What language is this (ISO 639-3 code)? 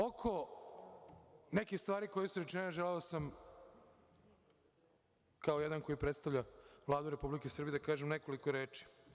srp